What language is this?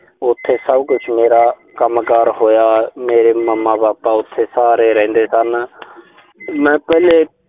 Punjabi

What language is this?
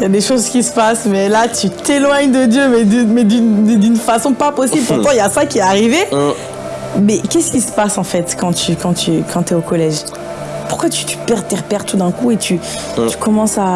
French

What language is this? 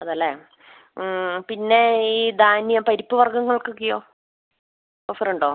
Malayalam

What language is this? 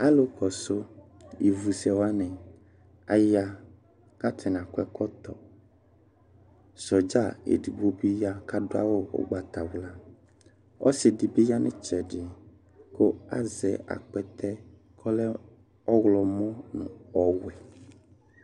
Ikposo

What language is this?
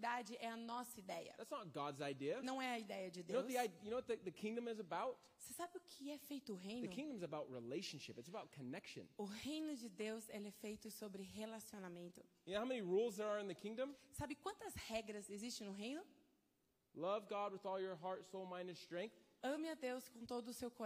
Portuguese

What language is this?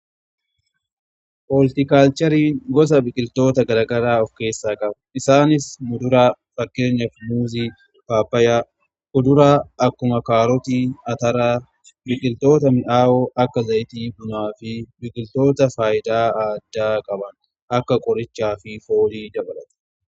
Oromo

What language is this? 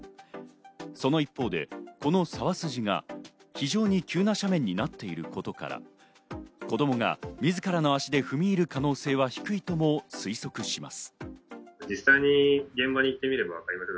Japanese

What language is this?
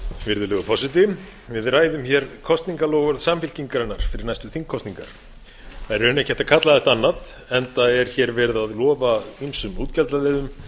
Icelandic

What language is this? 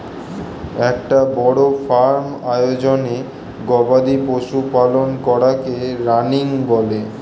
Bangla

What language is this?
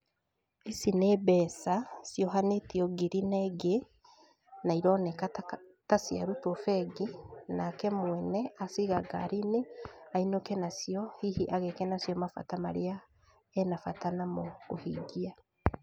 Kikuyu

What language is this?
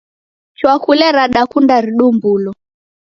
Taita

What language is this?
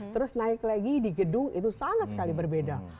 Indonesian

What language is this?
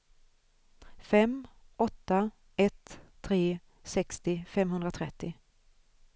Swedish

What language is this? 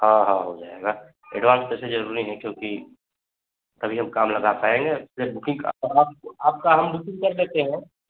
Hindi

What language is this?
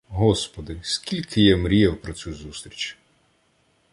Ukrainian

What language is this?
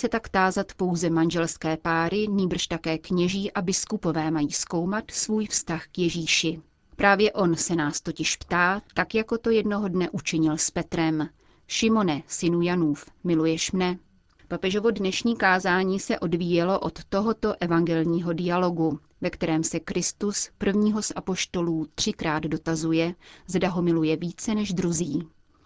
Czech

